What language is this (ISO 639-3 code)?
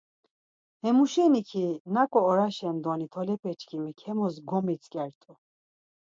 lzz